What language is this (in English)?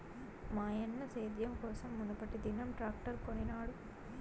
Telugu